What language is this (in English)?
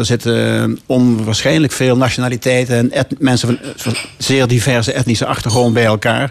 Dutch